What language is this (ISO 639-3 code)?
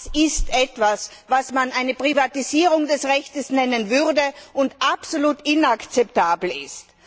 deu